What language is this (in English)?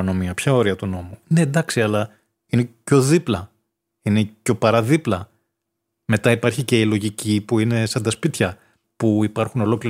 Greek